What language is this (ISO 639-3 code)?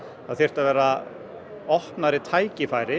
isl